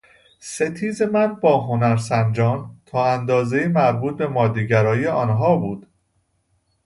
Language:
Persian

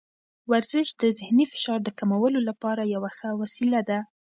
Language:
Pashto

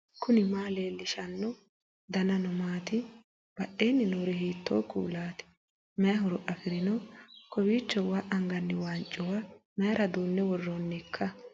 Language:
Sidamo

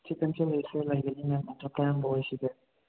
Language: Manipuri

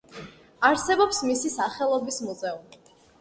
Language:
Georgian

